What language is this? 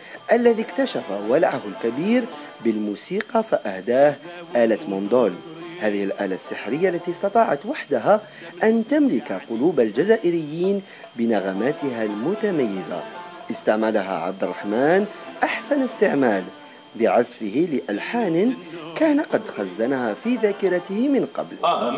Arabic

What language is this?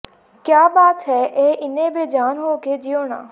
Punjabi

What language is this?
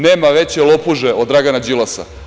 Serbian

